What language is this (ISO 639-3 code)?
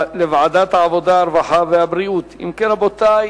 heb